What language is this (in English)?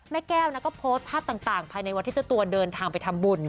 Thai